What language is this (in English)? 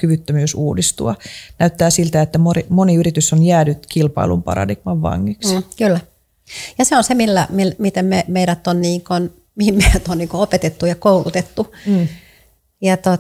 Finnish